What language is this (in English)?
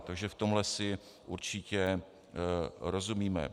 Czech